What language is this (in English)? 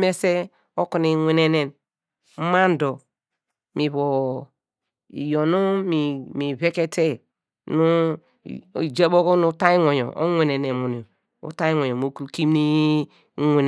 Degema